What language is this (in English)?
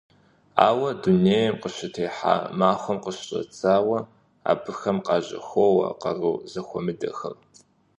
Kabardian